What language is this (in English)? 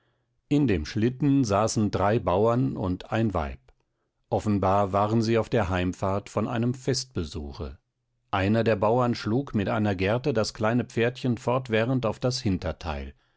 German